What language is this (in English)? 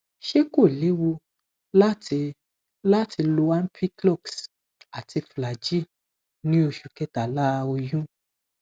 Yoruba